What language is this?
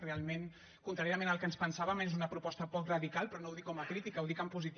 Catalan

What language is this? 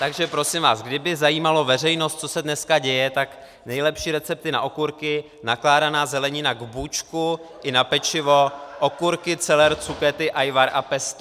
Czech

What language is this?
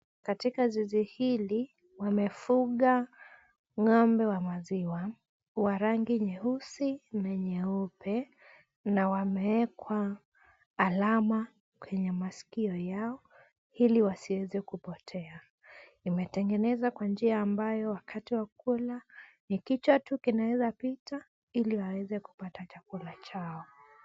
Swahili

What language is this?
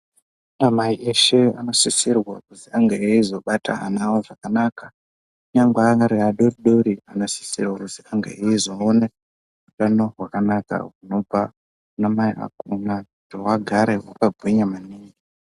Ndau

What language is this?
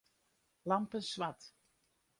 Western Frisian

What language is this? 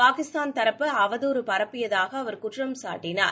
Tamil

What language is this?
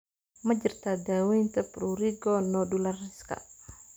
Somali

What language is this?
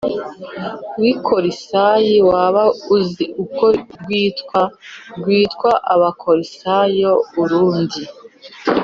Kinyarwanda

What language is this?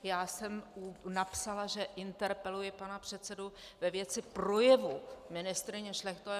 Czech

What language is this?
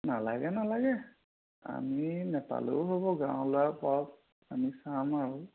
Assamese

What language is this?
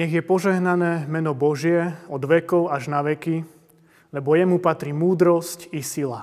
Slovak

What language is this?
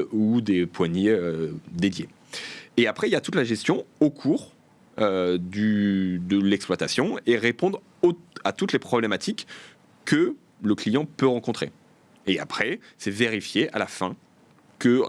French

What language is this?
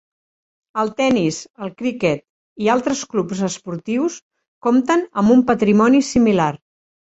Catalan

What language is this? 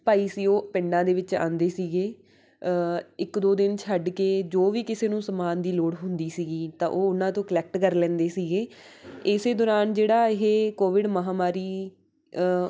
Punjabi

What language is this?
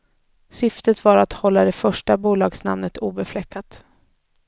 Swedish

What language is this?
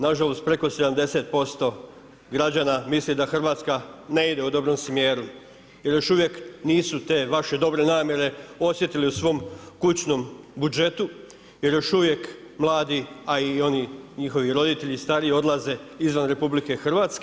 Croatian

